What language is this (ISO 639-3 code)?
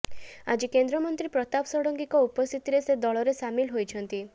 ori